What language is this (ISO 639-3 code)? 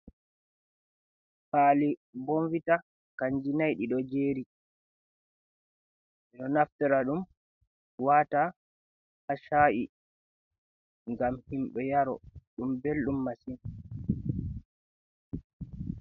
ful